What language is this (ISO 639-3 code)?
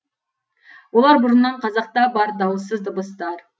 kaz